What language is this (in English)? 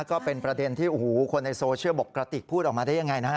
Thai